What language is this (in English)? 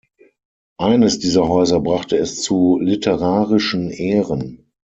German